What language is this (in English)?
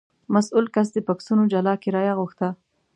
Pashto